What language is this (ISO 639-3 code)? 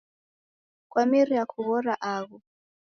dav